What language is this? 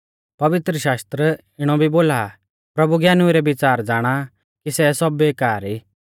Mahasu Pahari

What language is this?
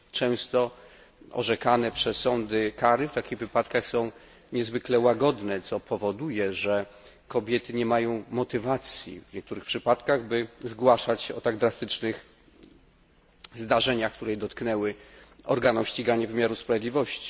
Polish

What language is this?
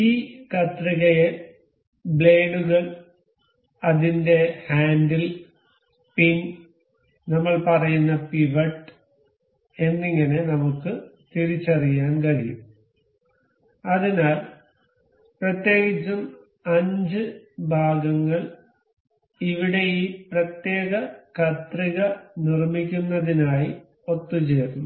Malayalam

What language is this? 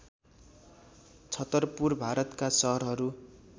Nepali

